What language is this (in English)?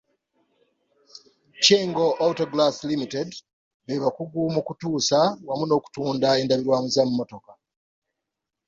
Ganda